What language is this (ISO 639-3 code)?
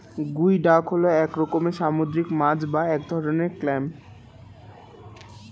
ben